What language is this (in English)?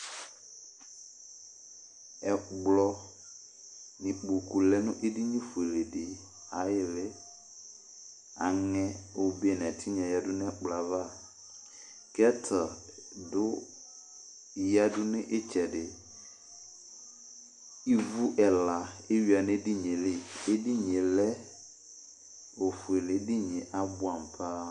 Ikposo